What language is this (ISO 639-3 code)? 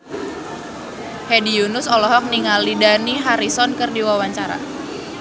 sun